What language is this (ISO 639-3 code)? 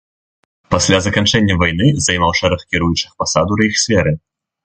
bel